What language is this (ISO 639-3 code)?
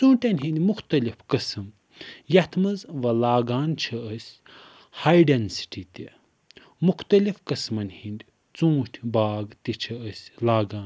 kas